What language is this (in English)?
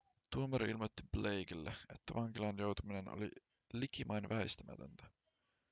Finnish